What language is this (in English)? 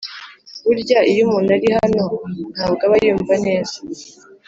Kinyarwanda